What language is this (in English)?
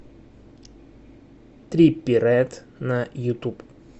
Russian